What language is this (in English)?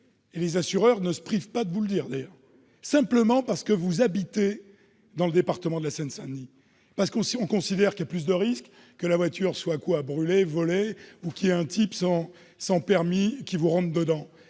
French